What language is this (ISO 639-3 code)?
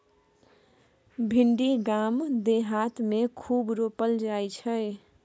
mai